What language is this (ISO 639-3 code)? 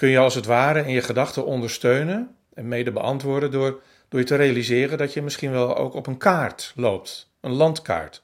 nld